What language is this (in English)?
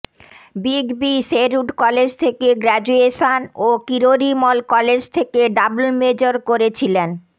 Bangla